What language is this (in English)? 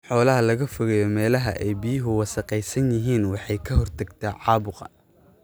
Somali